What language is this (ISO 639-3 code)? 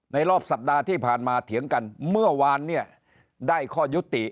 tha